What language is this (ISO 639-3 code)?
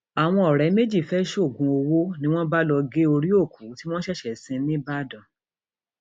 yor